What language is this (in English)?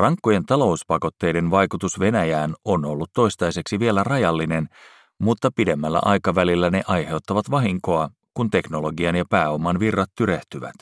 Finnish